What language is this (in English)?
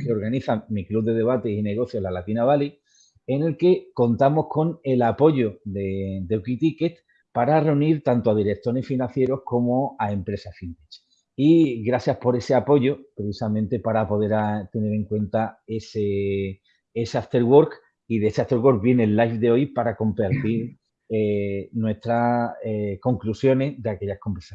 Spanish